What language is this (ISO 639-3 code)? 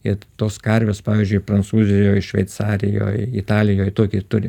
lit